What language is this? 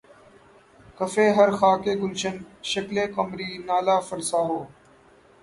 Urdu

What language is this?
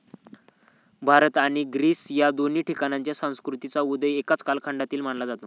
Marathi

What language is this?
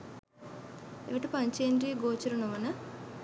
Sinhala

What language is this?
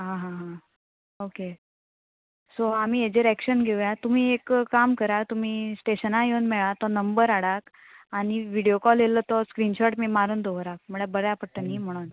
Konkani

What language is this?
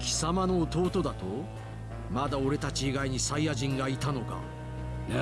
Japanese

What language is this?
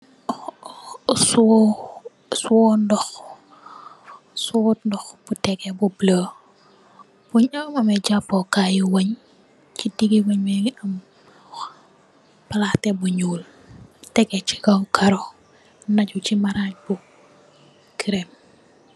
Wolof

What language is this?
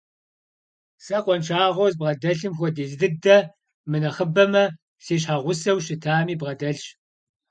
Kabardian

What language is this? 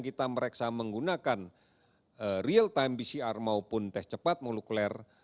Indonesian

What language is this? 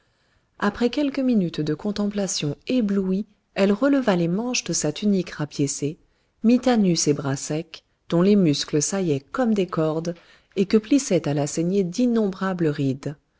French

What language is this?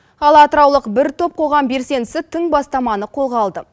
Kazakh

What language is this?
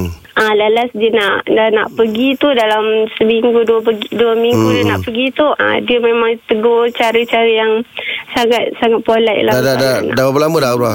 Malay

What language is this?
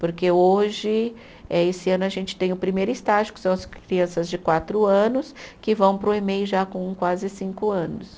Portuguese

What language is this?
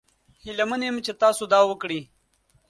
Pashto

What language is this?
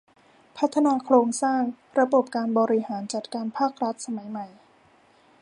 Thai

